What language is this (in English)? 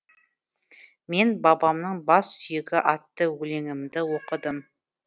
Kazakh